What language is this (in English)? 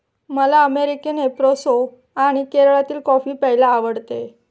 Marathi